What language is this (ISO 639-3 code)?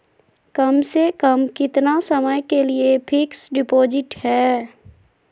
mag